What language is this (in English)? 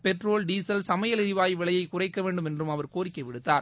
Tamil